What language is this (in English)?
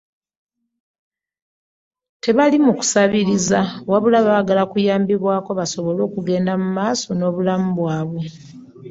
Ganda